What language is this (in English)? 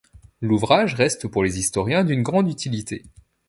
French